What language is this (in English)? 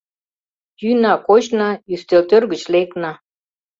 Mari